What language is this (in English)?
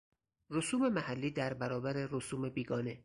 Persian